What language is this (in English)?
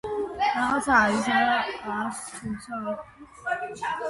Georgian